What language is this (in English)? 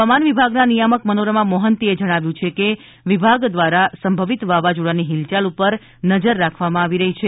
Gujarati